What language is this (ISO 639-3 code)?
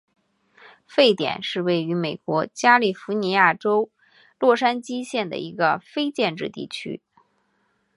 zho